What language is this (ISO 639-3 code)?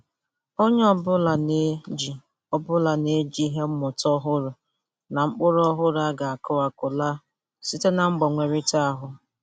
ibo